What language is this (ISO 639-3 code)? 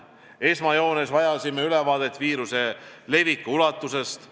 est